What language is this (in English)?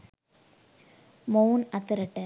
Sinhala